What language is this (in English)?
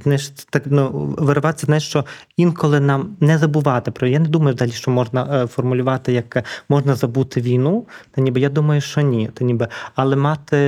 Ukrainian